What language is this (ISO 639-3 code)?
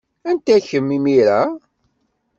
kab